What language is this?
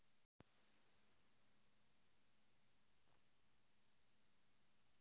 Bangla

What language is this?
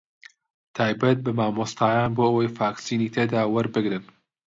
Central Kurdish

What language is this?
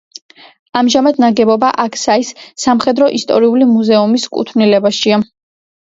Georgian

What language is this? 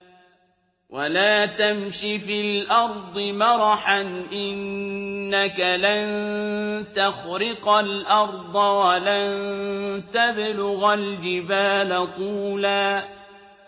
Arabic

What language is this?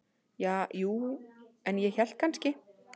Icelandic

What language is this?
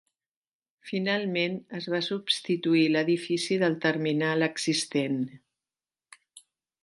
Catalan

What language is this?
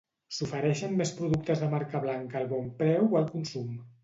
Catalan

